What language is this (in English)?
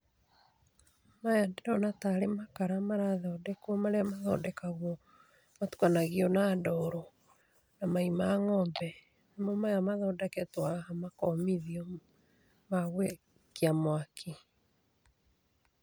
Kikuyu